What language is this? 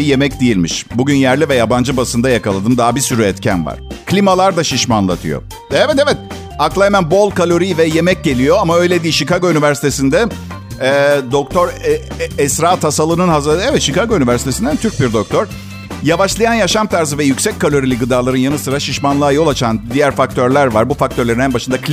Turkish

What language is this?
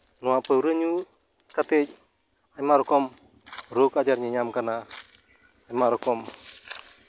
Santali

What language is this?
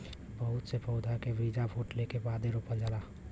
Bhojpuri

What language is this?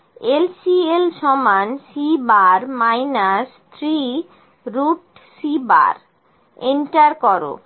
Bangla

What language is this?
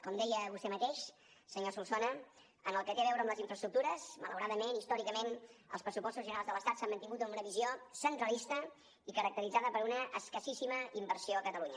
Catalan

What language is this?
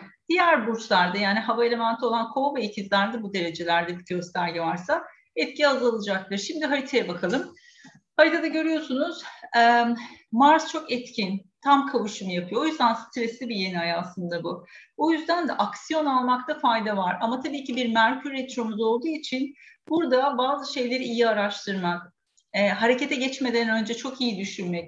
Turkish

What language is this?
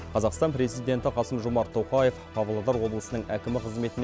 Kazakh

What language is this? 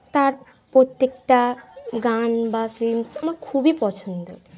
Bangla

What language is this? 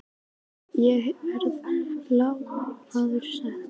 Icelandic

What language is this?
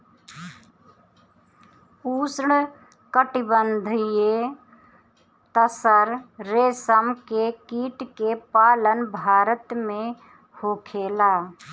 Bhojpuri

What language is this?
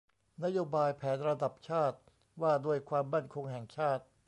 Thai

